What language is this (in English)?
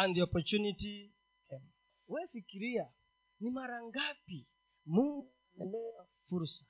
Swahili